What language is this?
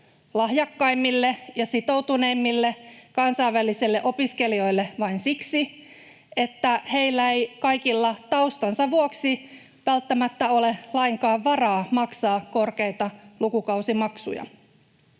Finnish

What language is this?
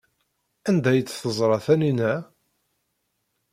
Kabyle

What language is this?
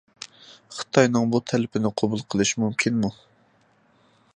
Uyghur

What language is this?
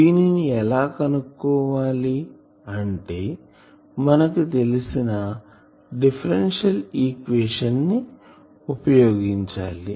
Telugu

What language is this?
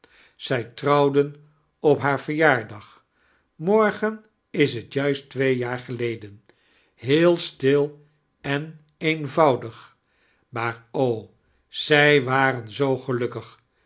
Dutch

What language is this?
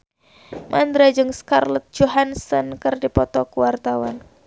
Sundanese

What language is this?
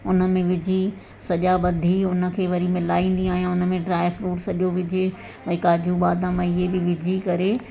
Sindhi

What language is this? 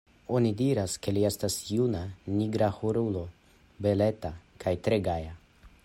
Esperanto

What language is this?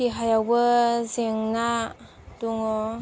Bodo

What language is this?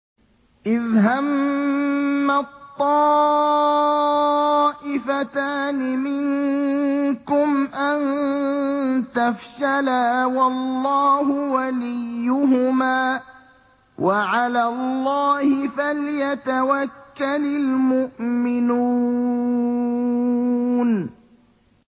Arabic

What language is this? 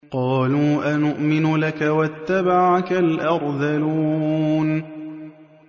Arabic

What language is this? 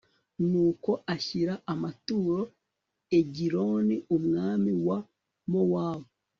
Kinyarwanda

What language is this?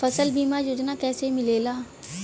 Bhojpuri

